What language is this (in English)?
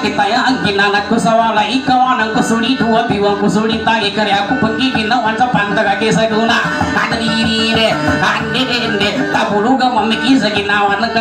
Indonesian